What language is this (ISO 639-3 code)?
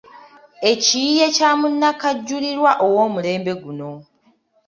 lug